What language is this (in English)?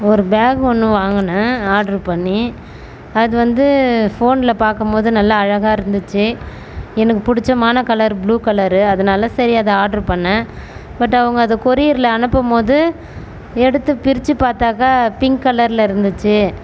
Tamil